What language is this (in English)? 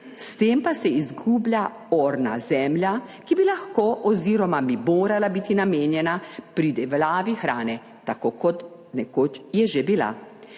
Slovenian